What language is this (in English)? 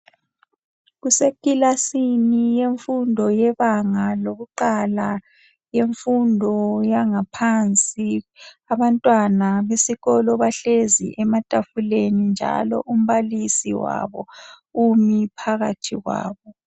North Ndebele